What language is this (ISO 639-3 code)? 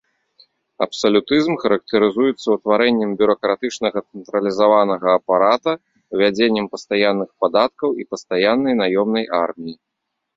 bel